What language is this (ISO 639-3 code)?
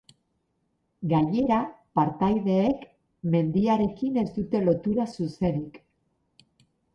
eus